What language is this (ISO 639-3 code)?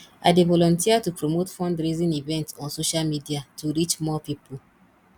pcm